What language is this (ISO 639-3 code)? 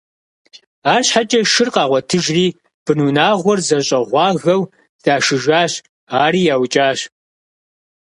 kbd